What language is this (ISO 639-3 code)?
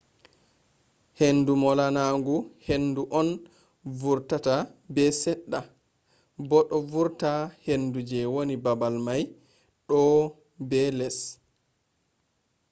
ful